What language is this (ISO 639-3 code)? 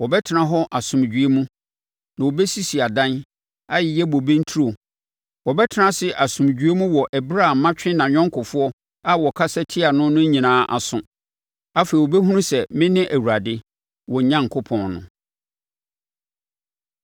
aka